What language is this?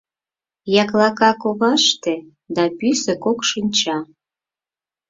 Mari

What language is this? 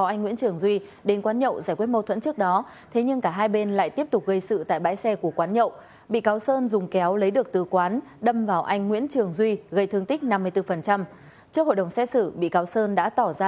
Vietnamese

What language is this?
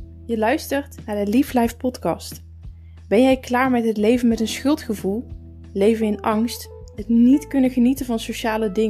Dutch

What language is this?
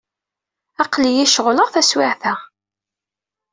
Kabyle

